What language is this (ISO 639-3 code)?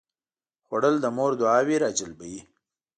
pus